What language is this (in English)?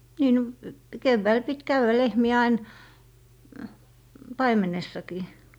Finnish